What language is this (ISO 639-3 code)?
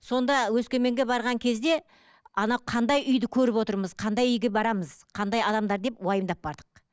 kaz